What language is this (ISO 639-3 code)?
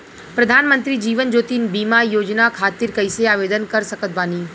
bho